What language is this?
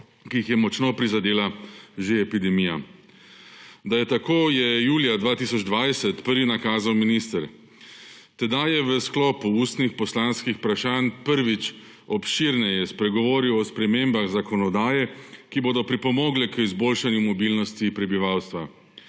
Slovenian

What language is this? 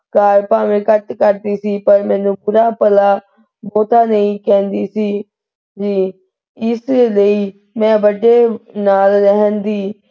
Punjabi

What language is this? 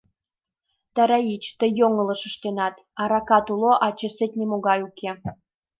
Mari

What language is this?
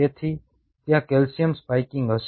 Gujarati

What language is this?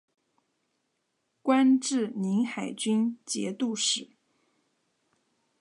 Chinese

